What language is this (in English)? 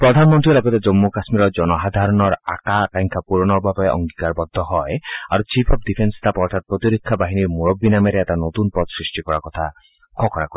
Assamese